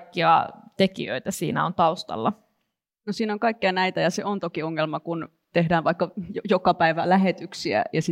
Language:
Finnish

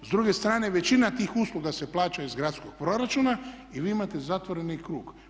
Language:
Croatian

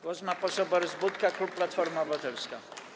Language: Polish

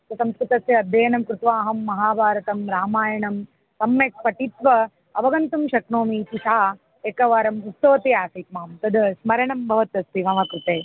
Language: Sanskrit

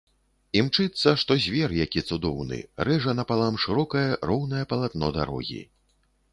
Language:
Belarusian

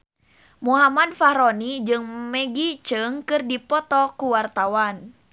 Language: Sundanese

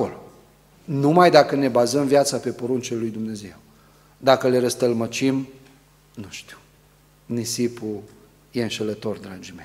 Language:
Romanian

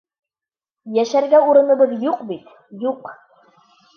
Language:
Bashkir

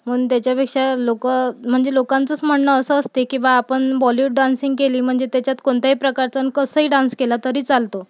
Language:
Marathi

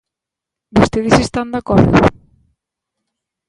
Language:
Galician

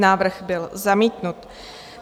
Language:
Czech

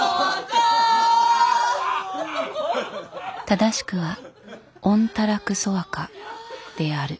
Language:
Japanese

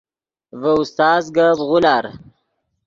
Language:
Yidgha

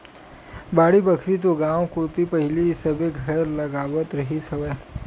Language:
Chhattisgarhi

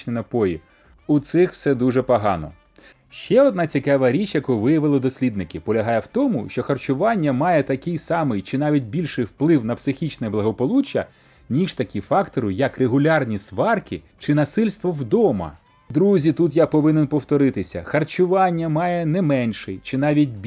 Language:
Ukrainian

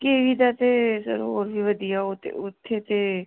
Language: Punjabi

